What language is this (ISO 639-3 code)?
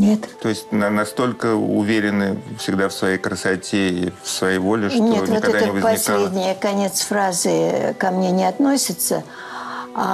rus